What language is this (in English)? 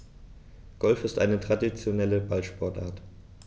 German